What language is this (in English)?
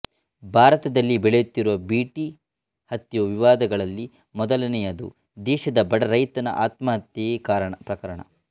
Kannada